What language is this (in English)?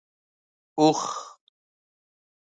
Pashto